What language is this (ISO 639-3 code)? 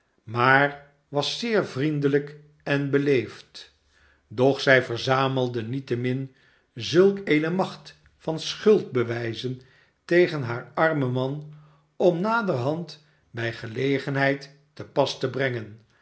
nld